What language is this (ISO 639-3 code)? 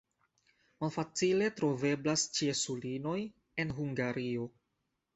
epo